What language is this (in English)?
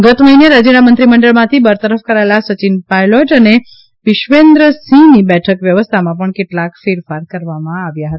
Gujarati